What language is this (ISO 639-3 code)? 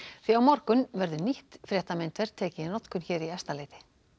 isl